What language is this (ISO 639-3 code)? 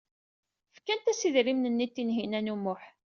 kab